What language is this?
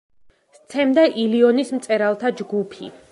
Georgian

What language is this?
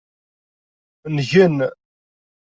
Kabyle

